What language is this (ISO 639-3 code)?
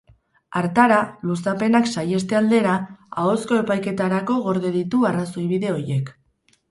eus